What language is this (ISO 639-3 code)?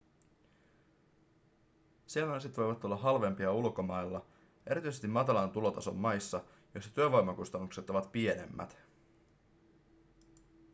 fin